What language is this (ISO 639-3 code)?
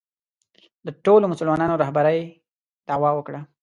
pus